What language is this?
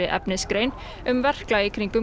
Icelandic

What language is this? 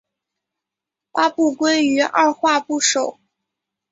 Chinese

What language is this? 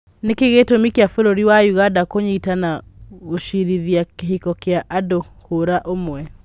Kikuyu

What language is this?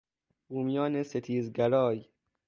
Persian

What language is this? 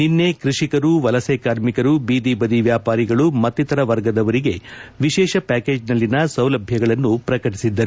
Kannada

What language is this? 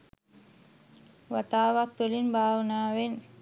Sinhala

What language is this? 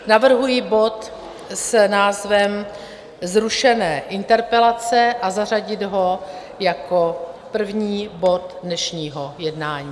Czech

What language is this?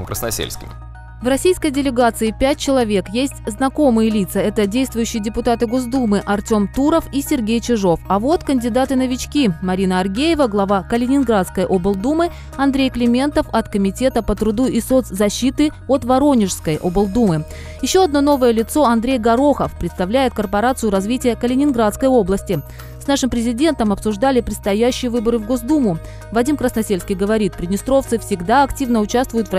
Russian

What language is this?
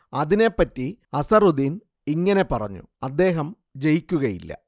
Malayalam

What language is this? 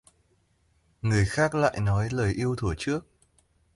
Vietnamese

